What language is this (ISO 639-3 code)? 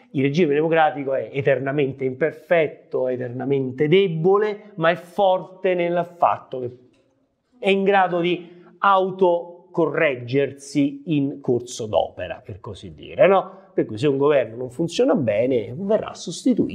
ita